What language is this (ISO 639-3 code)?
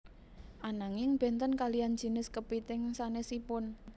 jav